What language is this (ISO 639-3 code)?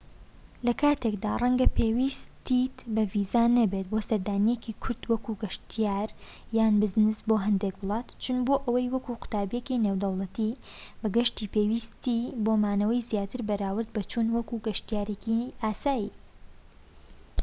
ckb